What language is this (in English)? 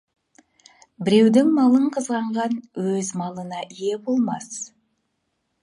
Kazakh